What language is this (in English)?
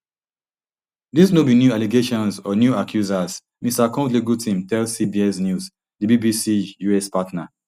Nigerian Pidgin